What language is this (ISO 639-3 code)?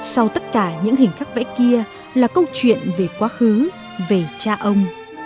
vie